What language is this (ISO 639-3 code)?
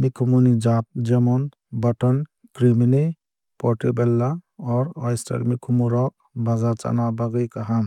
trp